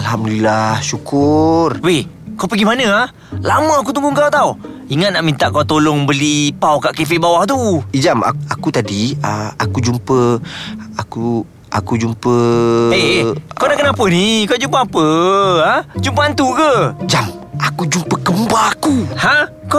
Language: Malay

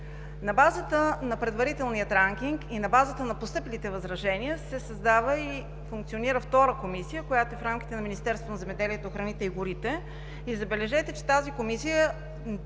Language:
Bulgarian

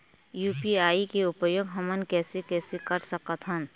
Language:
Chhattisgarhi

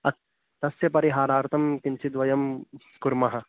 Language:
Sanskrit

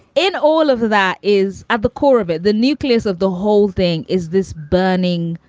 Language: English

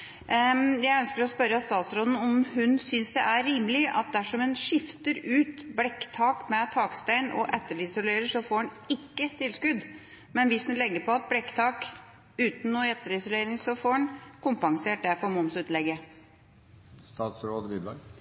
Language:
Norwegian Bokmål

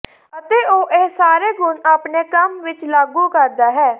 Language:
Punjabi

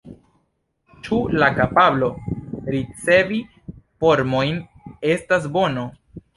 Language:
Esperanto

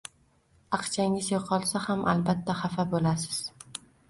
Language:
Uzbek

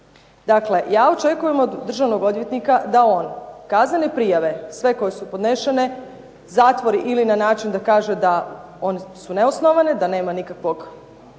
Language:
Croatian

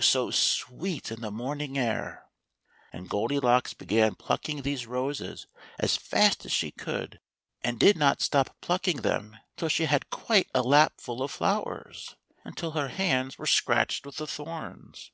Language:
English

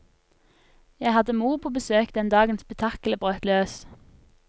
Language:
Norwegian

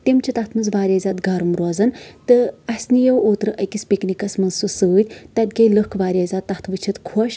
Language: Kashmiri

